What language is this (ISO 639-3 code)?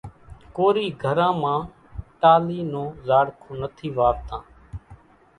gjk